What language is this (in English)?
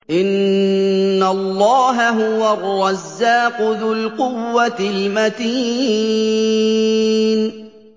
Arabic